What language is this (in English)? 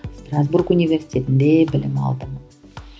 Kazakh